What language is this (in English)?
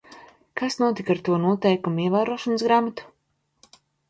Latvian